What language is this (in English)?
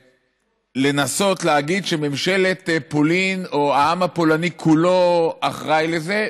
Hebrew